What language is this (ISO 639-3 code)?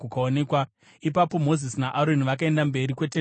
sna